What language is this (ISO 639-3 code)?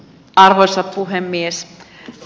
fin